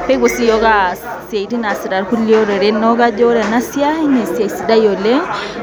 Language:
Masai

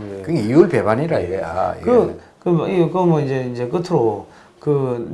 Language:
Korean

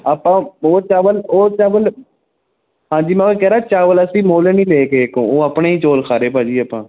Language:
Punjabi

